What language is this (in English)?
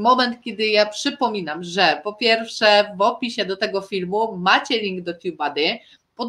Polish